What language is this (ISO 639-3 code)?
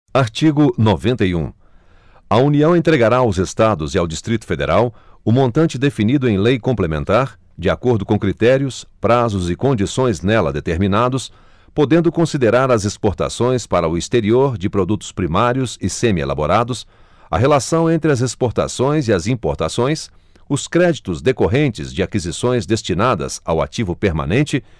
por